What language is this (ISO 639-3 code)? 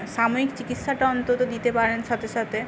ben